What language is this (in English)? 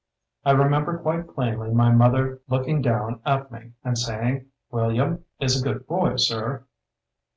English